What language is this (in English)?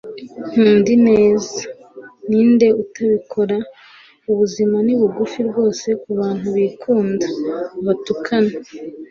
Kinyarwanda